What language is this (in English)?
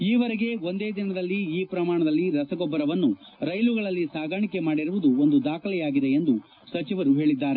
Kannada